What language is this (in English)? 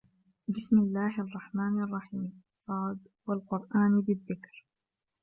Arabic